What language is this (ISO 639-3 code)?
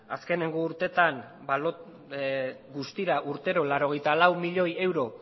eus